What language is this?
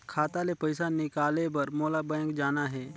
Chhattisgarhi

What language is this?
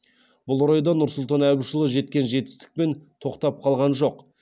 Kazakh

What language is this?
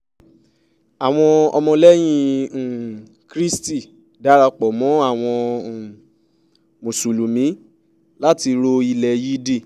Yoruba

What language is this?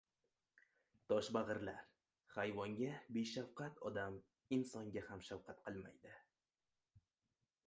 Uzbek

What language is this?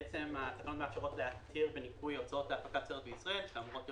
Hebrew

